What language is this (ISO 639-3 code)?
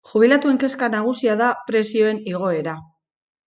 eus